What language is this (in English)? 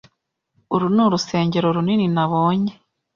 Kinyarwanda